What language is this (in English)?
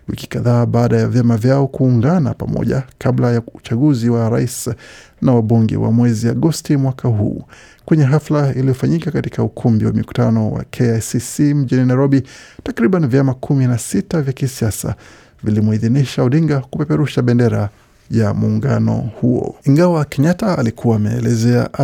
Swahili